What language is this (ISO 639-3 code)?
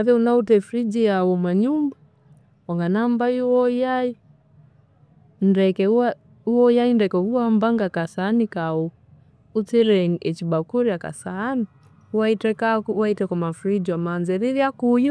koo